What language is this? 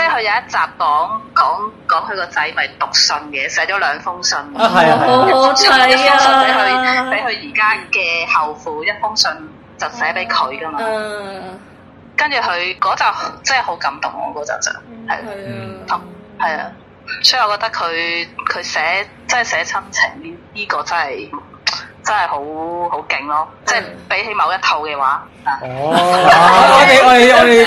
Chinese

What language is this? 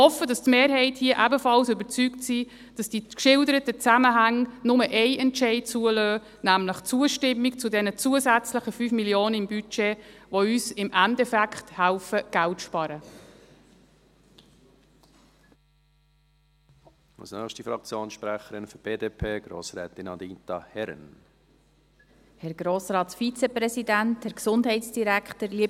Swiss German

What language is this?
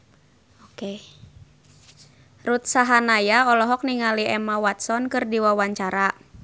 Sundanese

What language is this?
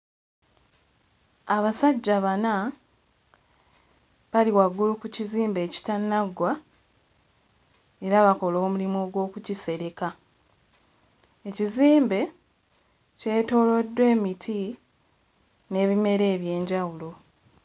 Ganda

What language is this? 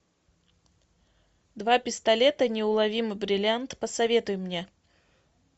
Russian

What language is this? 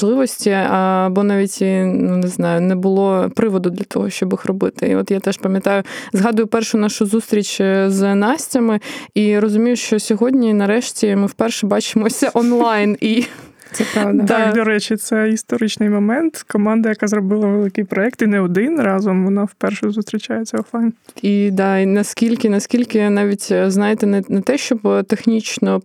Ukrainian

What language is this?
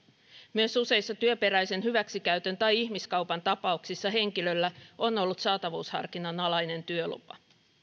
Finnish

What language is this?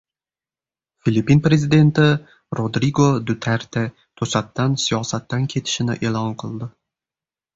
Uzbek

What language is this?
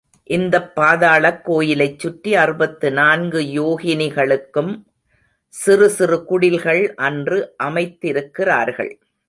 Tamil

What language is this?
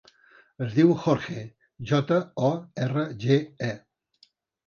Catalan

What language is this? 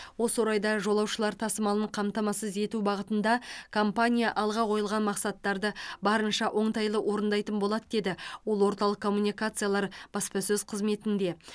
Kazakh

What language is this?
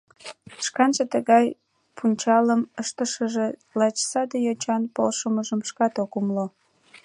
Mari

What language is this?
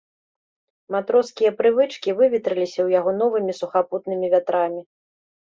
Belarusian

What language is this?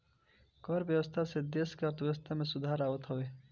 Bhojpuri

